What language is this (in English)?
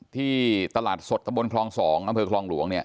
Thai